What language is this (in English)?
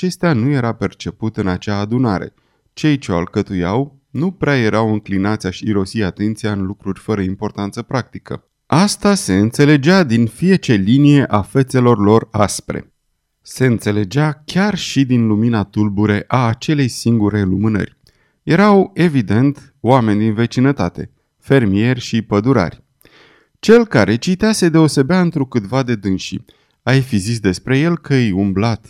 Romanian